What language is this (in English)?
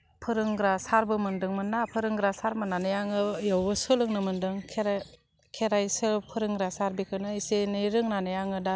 Bodo